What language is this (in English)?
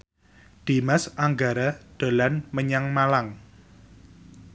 Javanese